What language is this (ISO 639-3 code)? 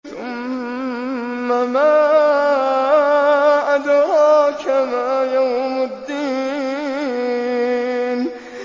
ara